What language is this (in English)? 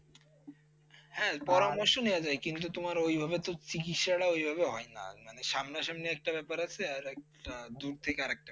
Bangla